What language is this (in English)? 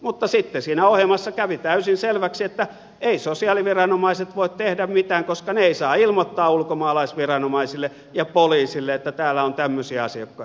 Finnish